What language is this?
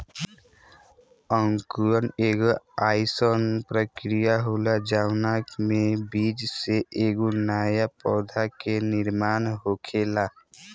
Bhojpuri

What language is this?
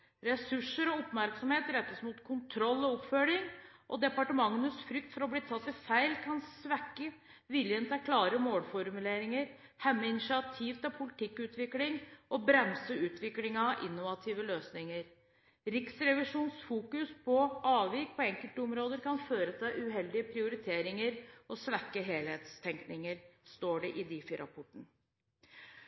Norwegian Bokmål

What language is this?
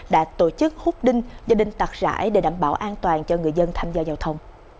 Vietnamese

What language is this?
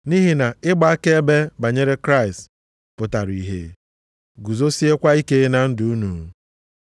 Igbo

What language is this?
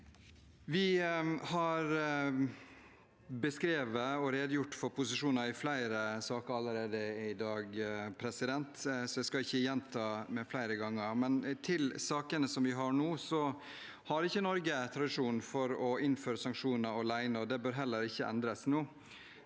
Norwegian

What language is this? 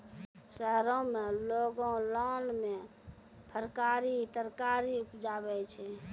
Maithili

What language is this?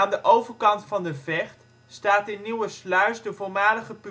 Dutch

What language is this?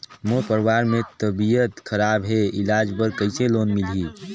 Chhattisgarhi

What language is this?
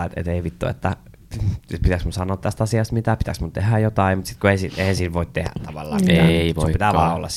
Finnish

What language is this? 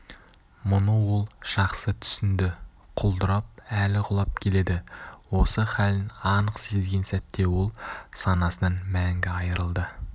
Kazakh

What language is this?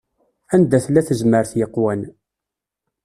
Kabyle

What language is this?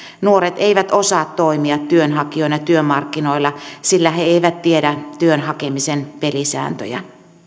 Finnish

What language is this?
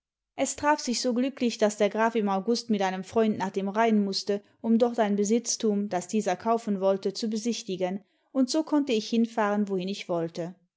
German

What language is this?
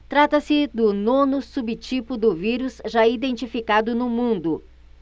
Portuguese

